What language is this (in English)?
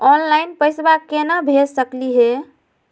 Magahi